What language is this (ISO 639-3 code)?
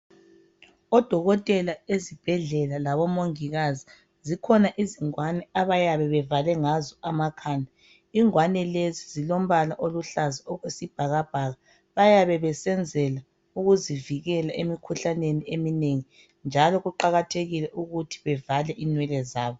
nde